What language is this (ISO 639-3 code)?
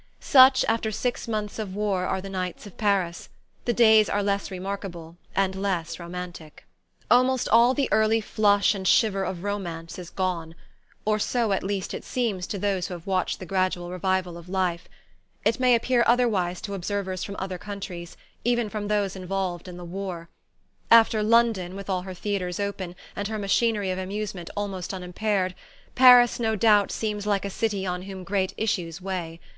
eng